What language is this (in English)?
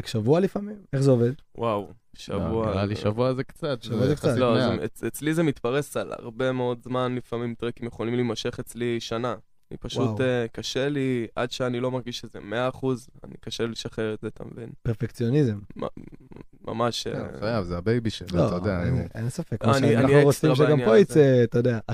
Hebrew